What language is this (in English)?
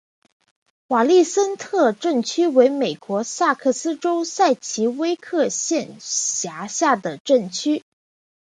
Chinese